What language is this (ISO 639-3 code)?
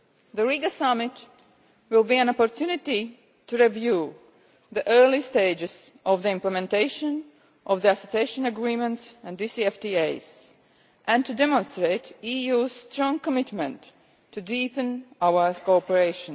eng